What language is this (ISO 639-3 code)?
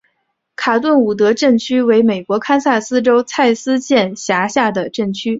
zho